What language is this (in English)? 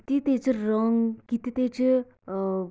Konkani